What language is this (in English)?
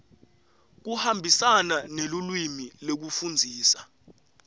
Swati